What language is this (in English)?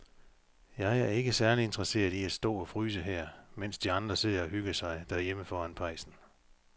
Danish